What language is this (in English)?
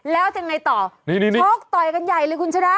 Thai